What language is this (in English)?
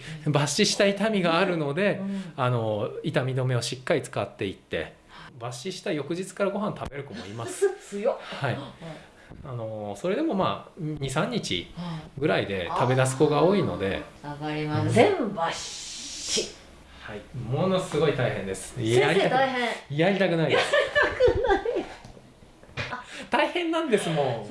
Japanese